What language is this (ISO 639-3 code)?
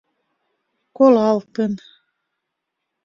chm